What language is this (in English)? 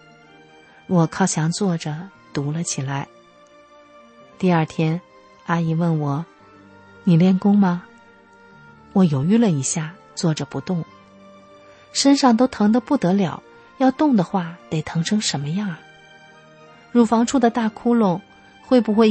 Chinese